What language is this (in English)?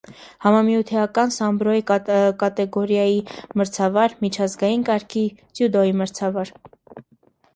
Armenian